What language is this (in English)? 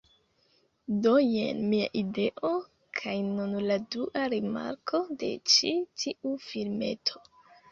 Esperanto